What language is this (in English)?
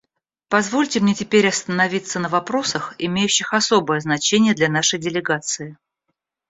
Russian